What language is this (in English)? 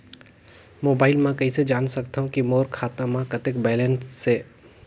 Chhattisgarhi